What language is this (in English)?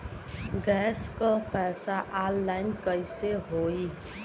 Bhojpuri